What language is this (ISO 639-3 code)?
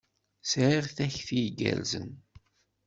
kab